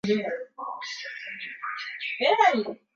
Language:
Swahili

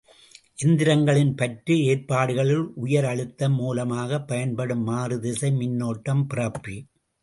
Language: Tamil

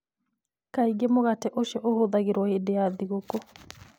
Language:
Kikuyu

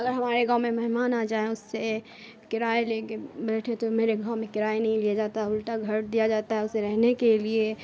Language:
Urdu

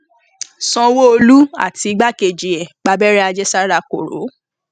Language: Yoruba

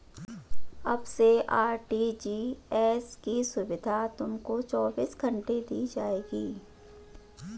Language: Hindi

